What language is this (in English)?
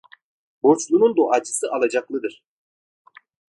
Turkish